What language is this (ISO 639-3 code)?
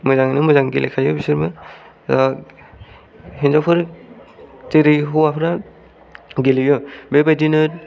brx